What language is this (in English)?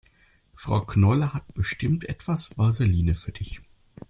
German